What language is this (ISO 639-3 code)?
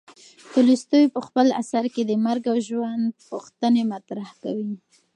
pus